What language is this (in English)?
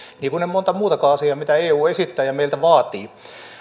Finnish